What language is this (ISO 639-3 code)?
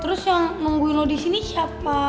ind